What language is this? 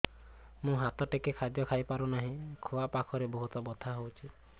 Odia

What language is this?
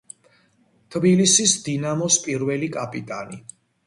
Georgian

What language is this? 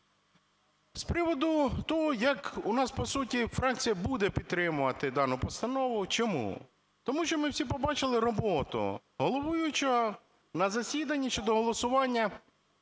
Ukrainian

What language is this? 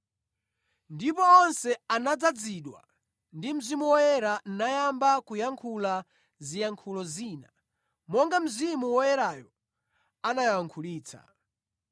Nyanja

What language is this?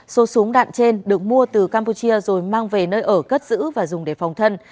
Vietnamese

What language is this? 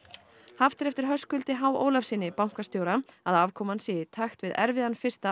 Icelandic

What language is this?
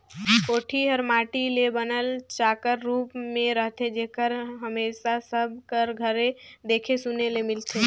Chhattisgarhi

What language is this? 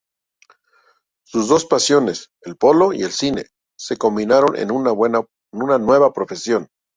Spanish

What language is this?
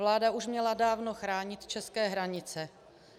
Czech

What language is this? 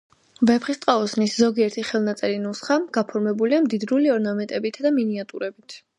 Georgian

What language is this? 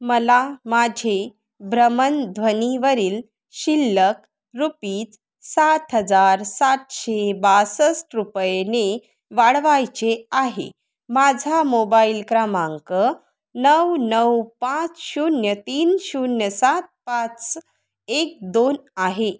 Marathi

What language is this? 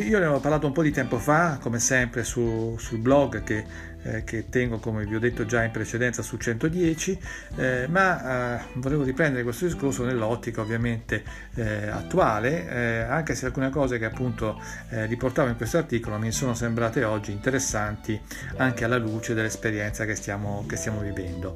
Italian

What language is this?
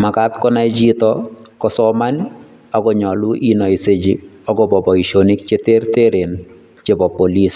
Kalenjin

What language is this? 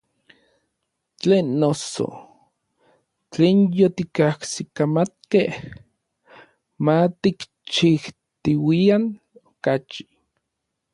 Orizaba Nahuatl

